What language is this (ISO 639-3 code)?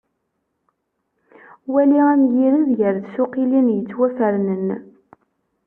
kab